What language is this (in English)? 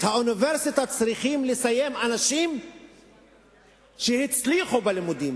Hebrew